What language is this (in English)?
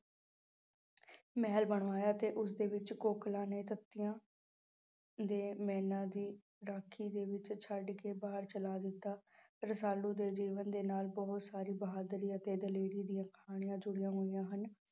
Punjabi